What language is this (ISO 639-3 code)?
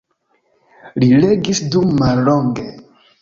epo